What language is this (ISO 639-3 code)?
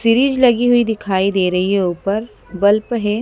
hin